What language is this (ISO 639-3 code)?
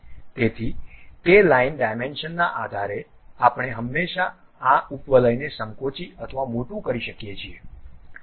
guj